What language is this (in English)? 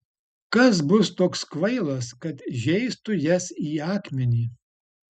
Lithuanian